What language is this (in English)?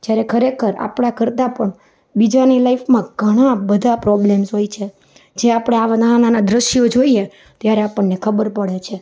Gujarati